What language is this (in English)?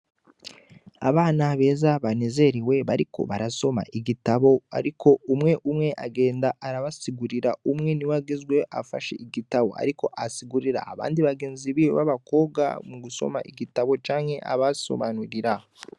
Rundi